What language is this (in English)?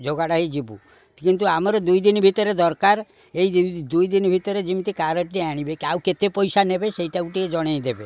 Odia